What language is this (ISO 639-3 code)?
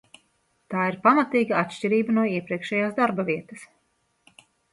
lav